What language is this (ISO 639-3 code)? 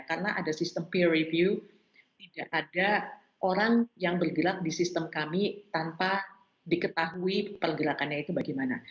ind